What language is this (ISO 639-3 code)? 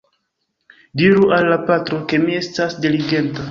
epo